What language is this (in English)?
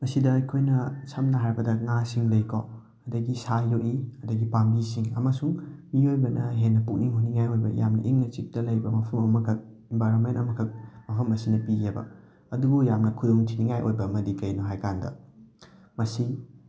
Manipuri